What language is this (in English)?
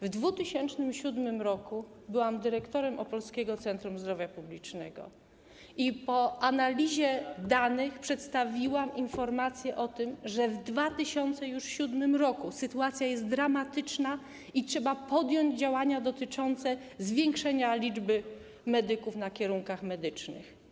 Polish